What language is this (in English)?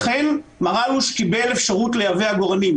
Hebrew